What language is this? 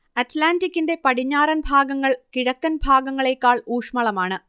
Malayalam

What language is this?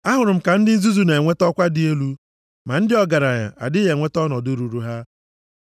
Igbo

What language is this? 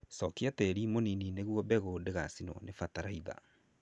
Kikuyu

